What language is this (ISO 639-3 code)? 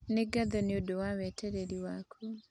kik